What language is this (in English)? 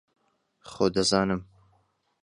Central Kurdish